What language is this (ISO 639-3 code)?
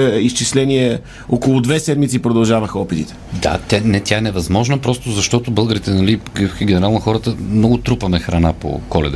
bul